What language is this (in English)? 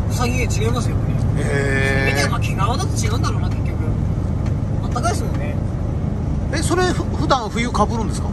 Japanese